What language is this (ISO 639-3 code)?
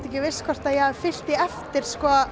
isl